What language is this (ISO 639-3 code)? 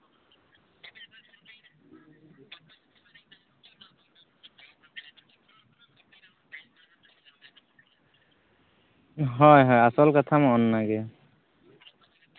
sat